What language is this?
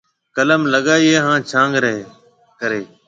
Marwari (Pakistan)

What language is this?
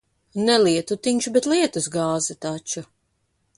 Latvian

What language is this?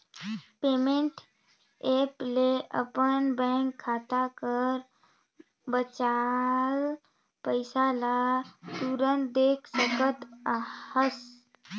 Chhattisgarhi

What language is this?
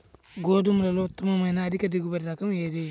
Telugu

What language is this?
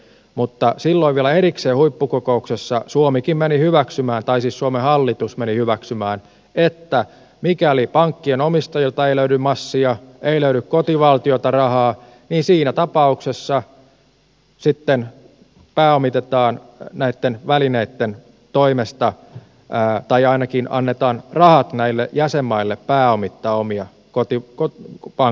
Finnish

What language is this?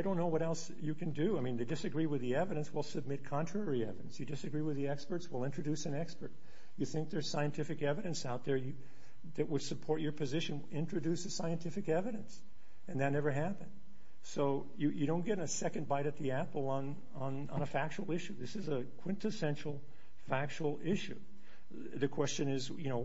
English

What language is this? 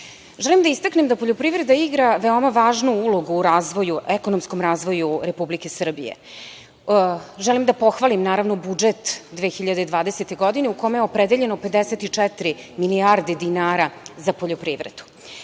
Serbian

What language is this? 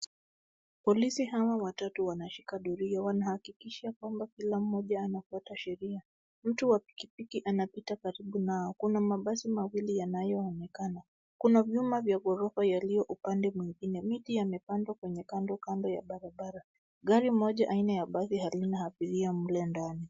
Swahili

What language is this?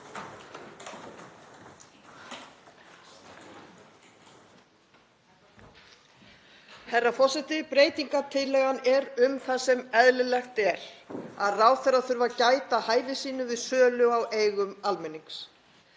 Icelandic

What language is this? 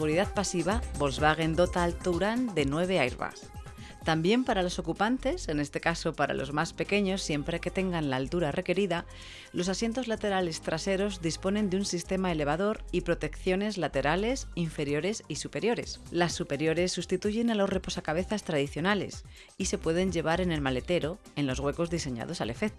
Spanish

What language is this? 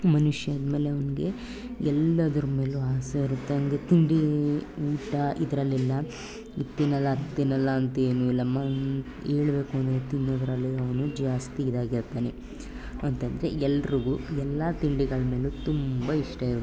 Kannada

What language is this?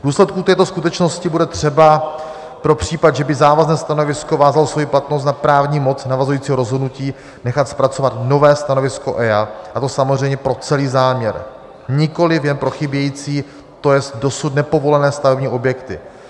Czech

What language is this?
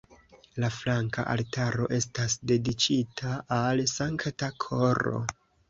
Esperanto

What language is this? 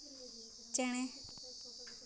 Santali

